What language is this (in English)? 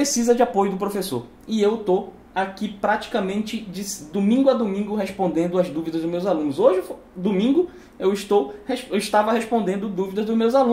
Portuguese